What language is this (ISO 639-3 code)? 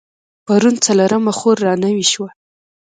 pus